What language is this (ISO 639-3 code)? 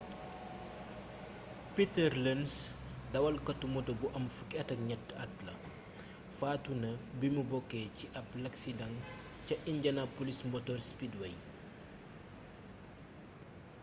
wol